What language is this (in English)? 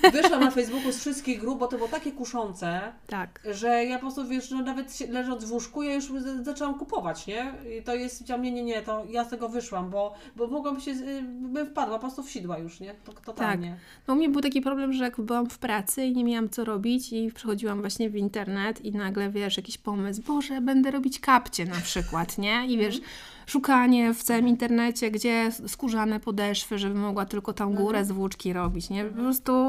Polish